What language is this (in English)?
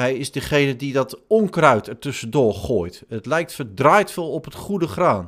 Dutch